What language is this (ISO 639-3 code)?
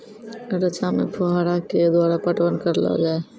mai